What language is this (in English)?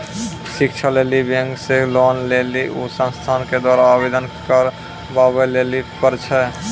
Maithili